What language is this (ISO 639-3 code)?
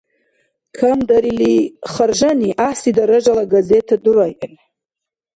dar